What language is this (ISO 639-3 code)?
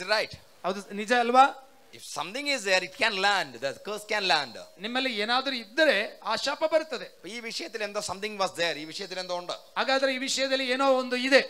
mal